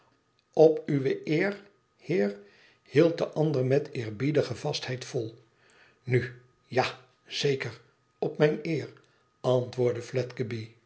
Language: Dutch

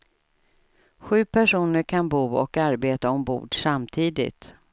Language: Swedish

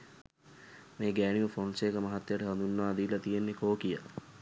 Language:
Sinhala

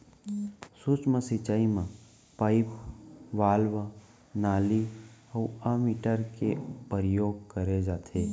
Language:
Chhattisgarhi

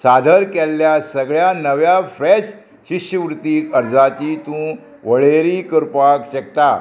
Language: Konkani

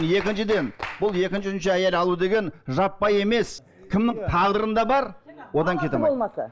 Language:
Kazakh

